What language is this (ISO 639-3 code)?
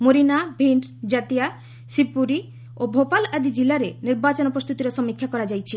ori